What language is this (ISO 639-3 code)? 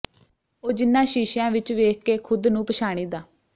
pan